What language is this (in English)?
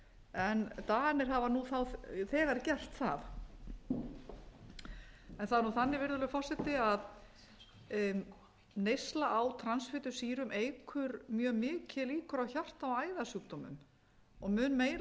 Icelandic